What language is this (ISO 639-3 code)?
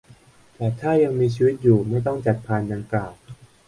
tha